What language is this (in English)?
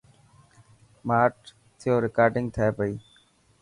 Dhatki